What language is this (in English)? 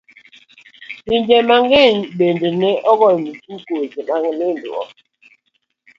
Luo (Kenya and Tanzania)